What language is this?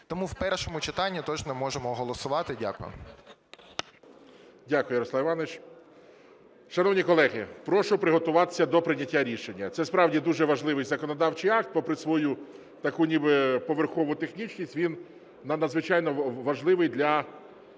Ukrainian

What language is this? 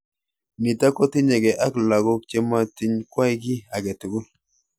Kalenjin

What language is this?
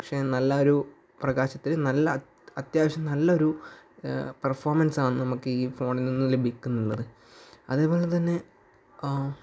Malayalam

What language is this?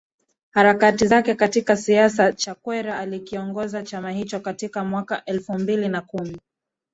Swahili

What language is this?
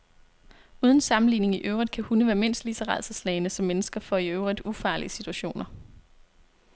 Danish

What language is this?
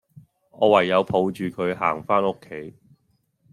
Cantonese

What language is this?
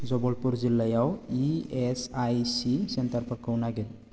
Bodo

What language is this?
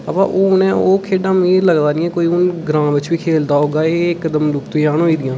Dogri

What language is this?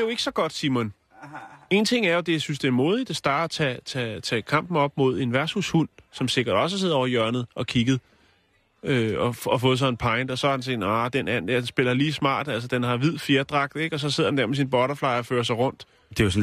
Danish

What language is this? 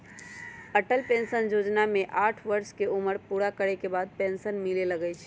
Magahi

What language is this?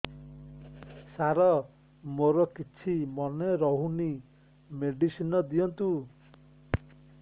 Odia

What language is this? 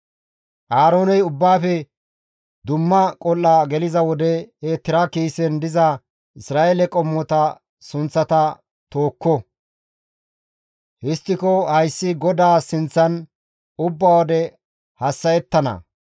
Gamo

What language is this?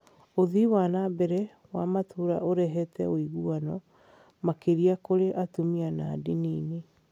Kikuyu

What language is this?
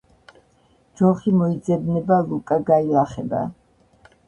Georgian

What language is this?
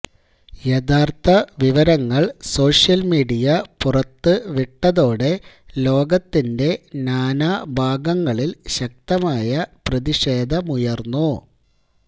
Malayalam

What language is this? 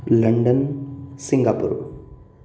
Sanskrit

